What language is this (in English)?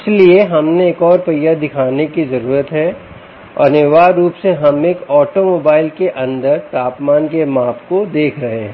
Hindi